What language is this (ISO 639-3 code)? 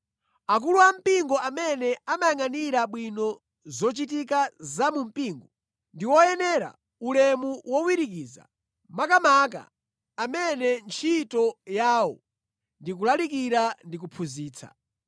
nya